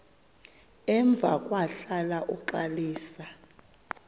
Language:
Xhosa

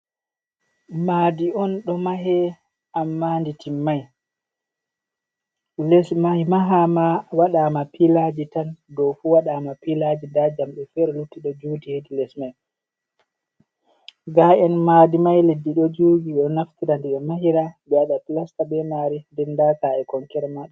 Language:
Fula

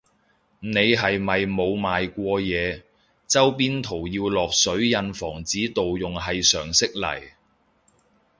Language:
Cantonese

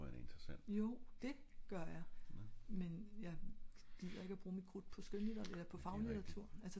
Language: Danish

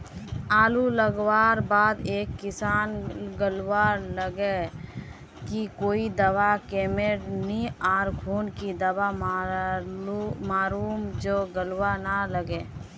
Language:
Magahi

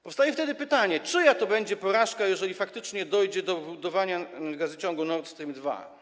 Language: Polish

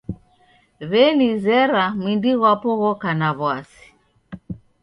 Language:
Taita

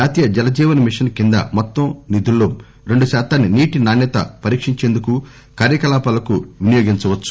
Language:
Telugu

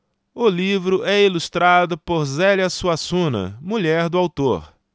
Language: Portuguese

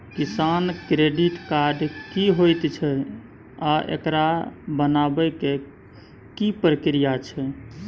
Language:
Maithili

